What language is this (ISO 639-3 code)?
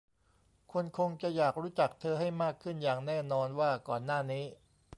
tha